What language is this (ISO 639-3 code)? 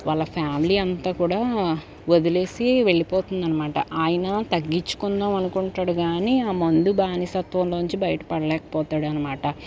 tel